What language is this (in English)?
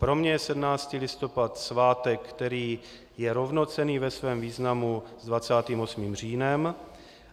Czech